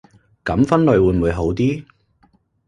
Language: Cantonese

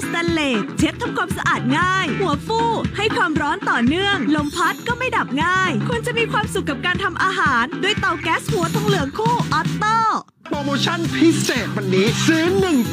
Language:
Thai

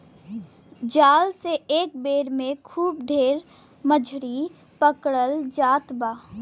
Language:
Bhojpuri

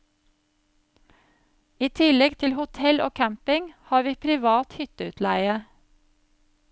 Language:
Norwegian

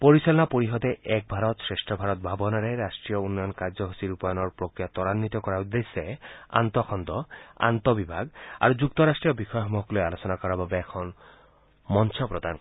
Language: Assamese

